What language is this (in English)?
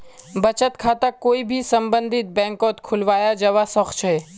Magahi